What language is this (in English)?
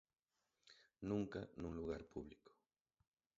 Galician